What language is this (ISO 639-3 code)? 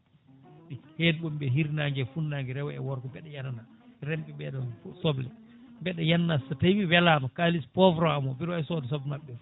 ful